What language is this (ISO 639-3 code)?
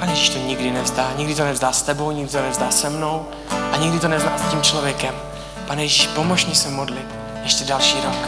ces